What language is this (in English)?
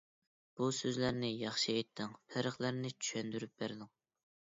Uyghur